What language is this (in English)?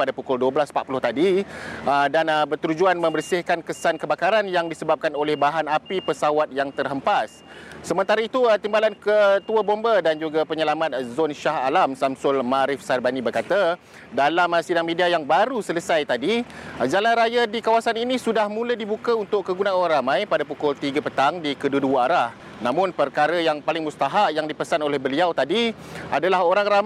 Malay